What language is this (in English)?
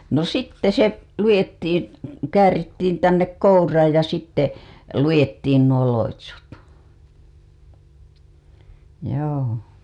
Finnish